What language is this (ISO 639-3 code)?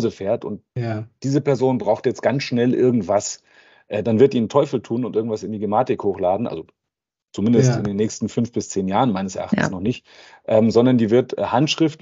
deu